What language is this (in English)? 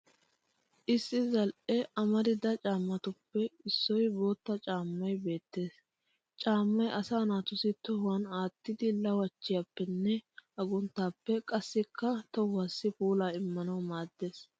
Wolaytta